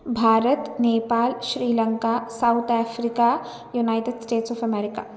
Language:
Sanskrit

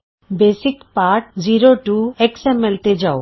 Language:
Punjabi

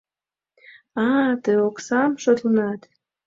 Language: Mari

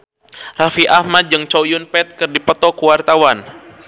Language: Sundanese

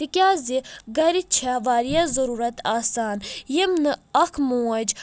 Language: Kashmiri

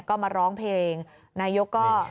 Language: Thai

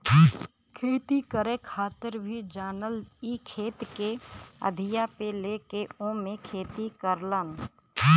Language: Bhojpuri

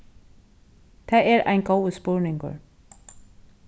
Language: Faroese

